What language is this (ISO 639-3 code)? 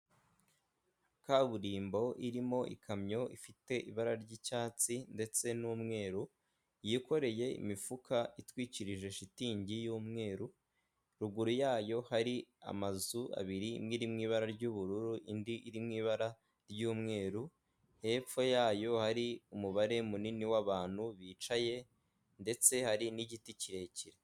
kin